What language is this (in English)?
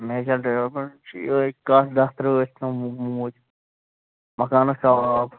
Kashmiri